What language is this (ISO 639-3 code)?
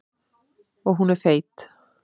isl